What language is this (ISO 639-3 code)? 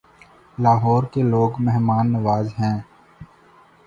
urd